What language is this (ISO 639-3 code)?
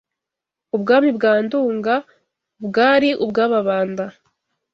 kin